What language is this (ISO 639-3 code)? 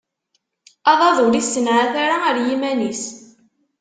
kab